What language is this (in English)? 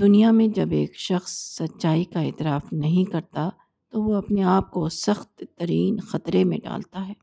Urdu